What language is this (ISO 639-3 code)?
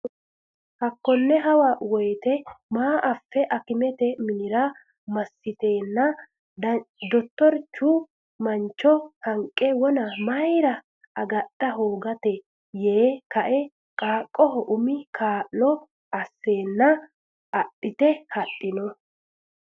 sid